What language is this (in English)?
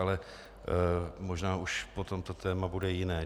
Czech